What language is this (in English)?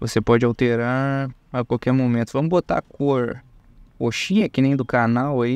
Portuguese